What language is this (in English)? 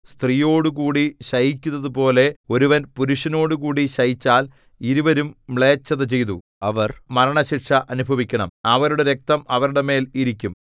Malayalam